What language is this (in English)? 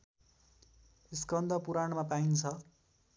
Nepali